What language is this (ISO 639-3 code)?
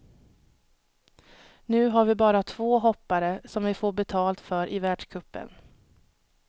swe